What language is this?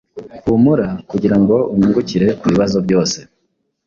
Kinyarwanda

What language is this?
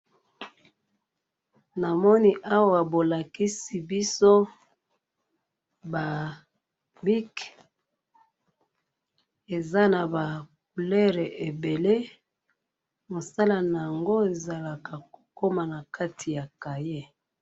Lingala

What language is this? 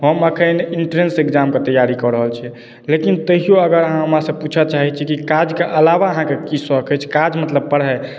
Maithili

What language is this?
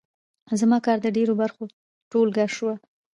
Pashto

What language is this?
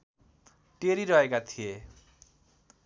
Nepali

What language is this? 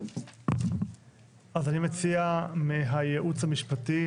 Hebrew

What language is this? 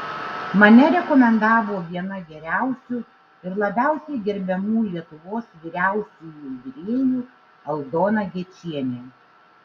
Lithuanian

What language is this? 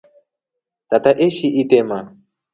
Rombo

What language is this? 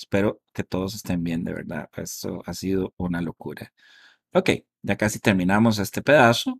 Spanish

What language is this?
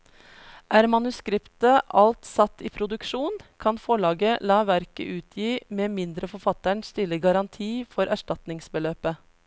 Norwegian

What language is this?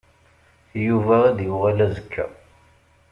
Kabyle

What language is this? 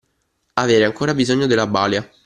Italian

